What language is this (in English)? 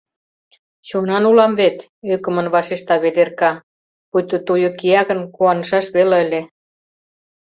Mari